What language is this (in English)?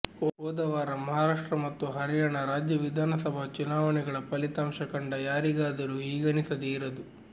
Kannada